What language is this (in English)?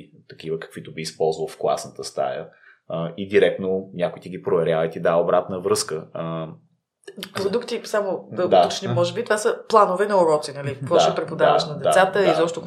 Bulgarian